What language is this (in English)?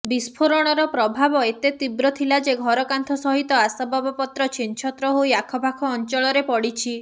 Odia